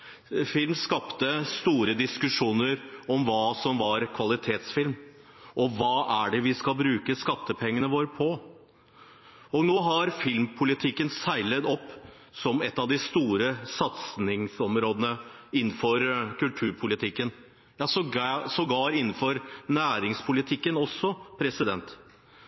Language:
Norwegian Bokmål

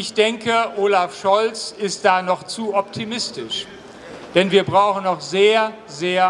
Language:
German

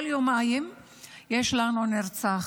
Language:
Hebrew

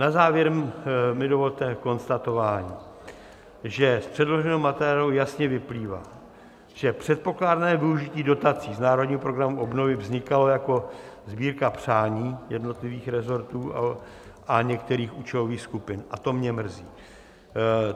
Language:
Czech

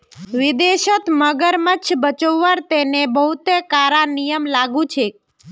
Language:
Magahi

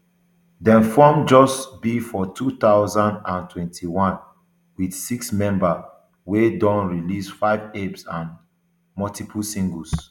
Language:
Nigerian Pidgin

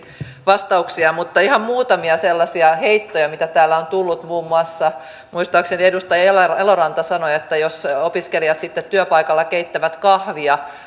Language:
Finnish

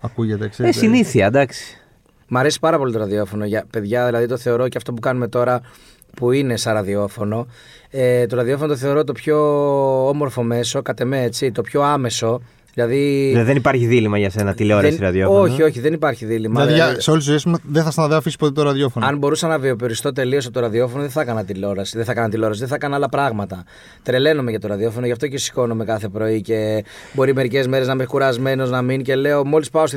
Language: Greek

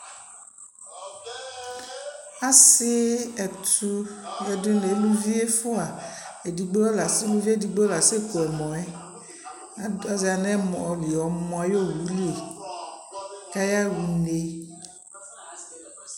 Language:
Ikposo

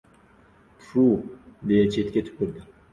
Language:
Uzbek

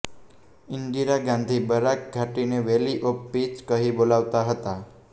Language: Gujarati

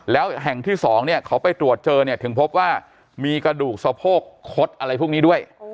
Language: Thai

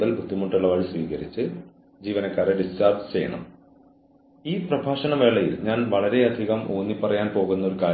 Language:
Malayalam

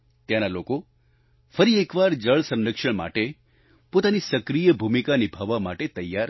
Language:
Gujarati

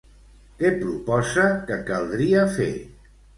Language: Catalan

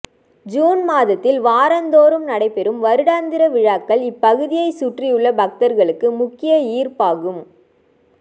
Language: Tamil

